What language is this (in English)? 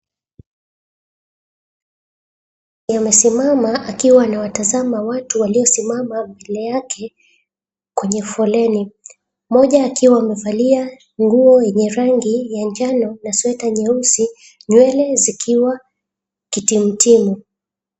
Swahili